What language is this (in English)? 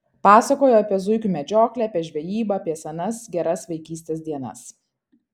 Lithuanian